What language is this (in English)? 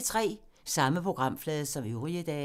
Danish